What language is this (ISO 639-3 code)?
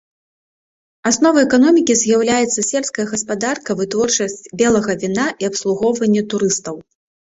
bel